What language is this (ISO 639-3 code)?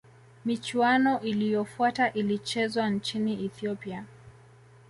swa